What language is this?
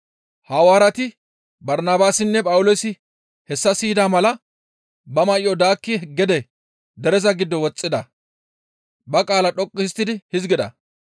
Gamo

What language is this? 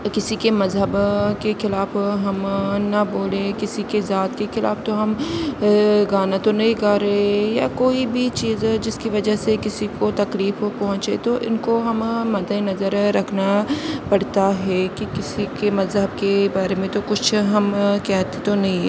Urdu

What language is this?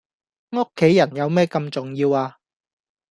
Cantonese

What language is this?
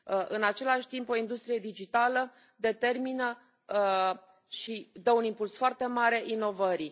Romanian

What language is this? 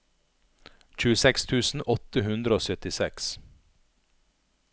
Norwegian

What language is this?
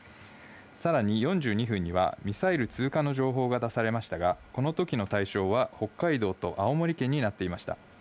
Japanese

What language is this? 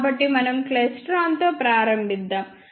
Telugu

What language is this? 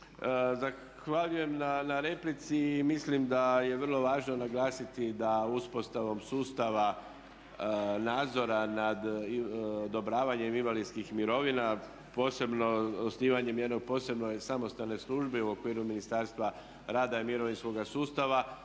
Croatian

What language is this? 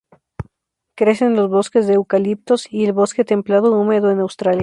Spanish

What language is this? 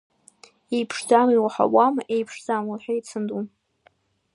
Abkhazian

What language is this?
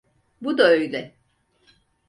Turkish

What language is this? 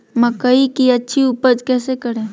Magahi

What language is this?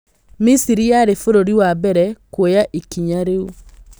Kikuyu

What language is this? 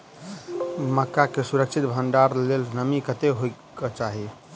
Maithili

